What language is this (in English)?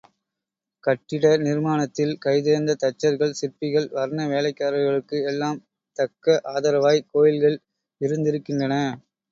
Tamil